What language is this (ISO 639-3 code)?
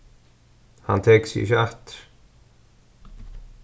fao